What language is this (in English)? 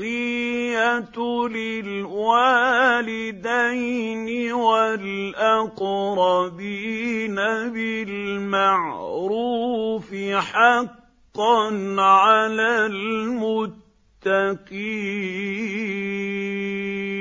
Arabic